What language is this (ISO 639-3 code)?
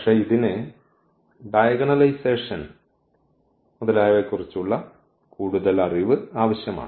mal